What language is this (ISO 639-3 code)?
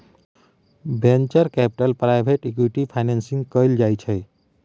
mai